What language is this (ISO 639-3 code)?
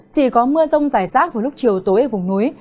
vie